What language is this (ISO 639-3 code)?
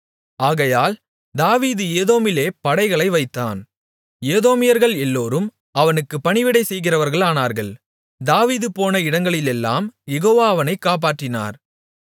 tam